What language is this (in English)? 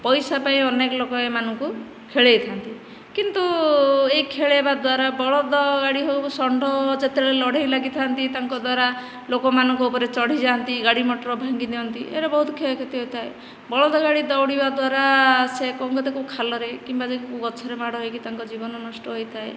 Odia